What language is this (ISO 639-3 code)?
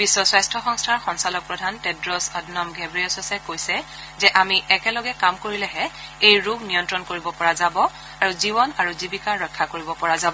asm